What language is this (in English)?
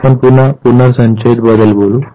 Marathi